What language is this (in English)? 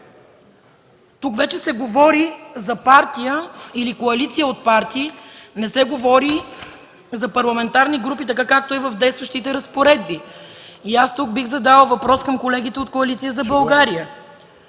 Bulgarian